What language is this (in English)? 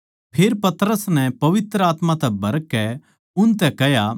Haryanvi